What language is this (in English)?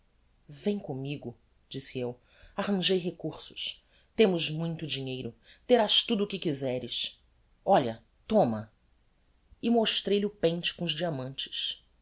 Portuguese